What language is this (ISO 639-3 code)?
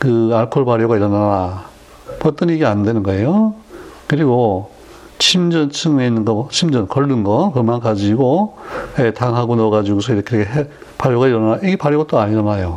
kor